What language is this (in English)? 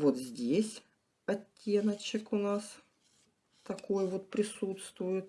Russian